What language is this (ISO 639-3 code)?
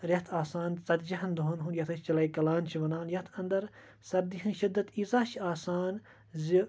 kas